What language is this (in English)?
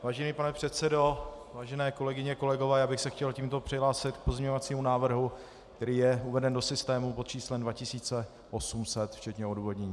Czech